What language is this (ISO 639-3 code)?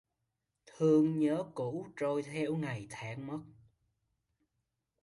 vie